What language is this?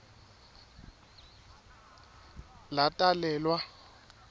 Swati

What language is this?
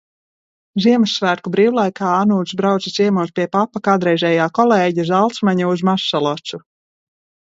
Latvian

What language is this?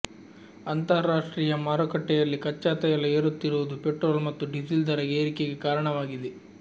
Kannada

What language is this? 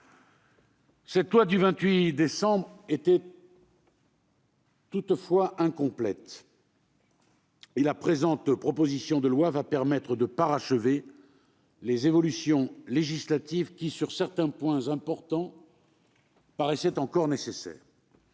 French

